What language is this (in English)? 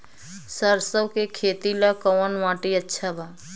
Bhojpuri